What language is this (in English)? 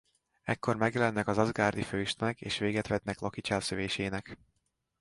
Hungarian